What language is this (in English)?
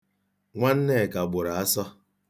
Igbo